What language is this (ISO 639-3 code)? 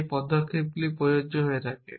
ben